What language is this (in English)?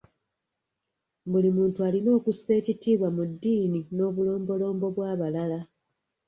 Ganda